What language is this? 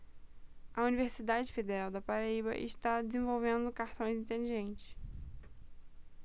Portuguese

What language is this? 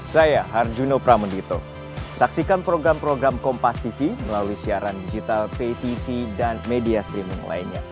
Indonesian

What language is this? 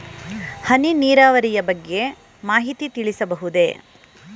Kannada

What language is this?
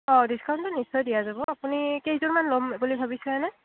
Assamese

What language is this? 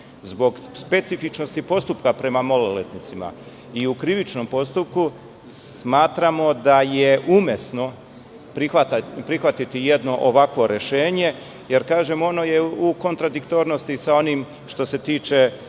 Serbian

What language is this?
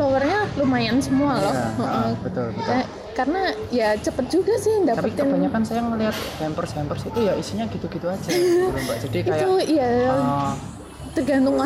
Indonesian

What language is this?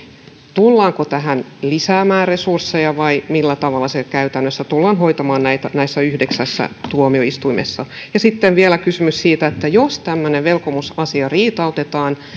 Finnish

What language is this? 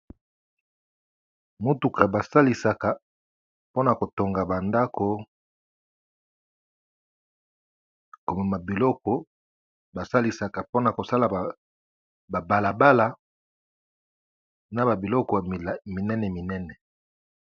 Lingala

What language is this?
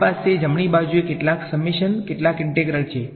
Gujarati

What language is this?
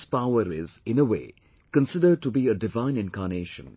English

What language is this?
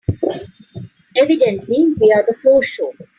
English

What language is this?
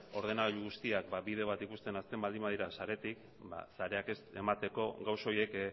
Basque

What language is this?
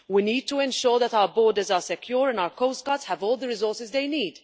English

